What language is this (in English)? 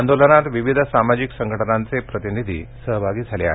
Marathi